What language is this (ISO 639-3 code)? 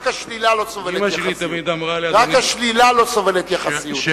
heb